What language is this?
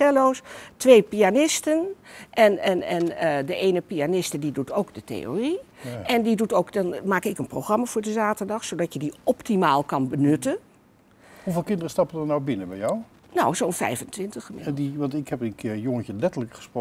Dutch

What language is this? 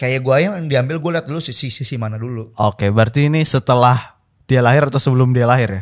Indonesian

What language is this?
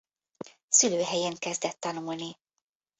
Hungarian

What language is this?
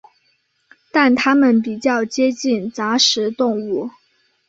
Chinese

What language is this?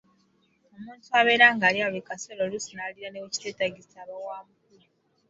Ganda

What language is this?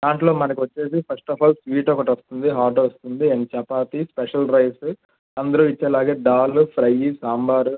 Telugu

